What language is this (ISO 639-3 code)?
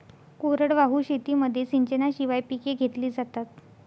mar